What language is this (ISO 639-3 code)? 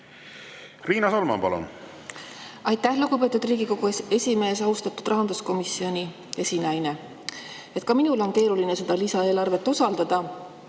est